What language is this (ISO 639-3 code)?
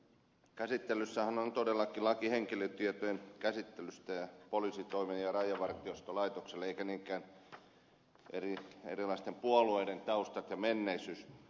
fin